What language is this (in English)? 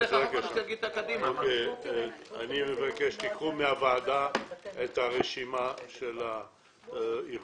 Hebrew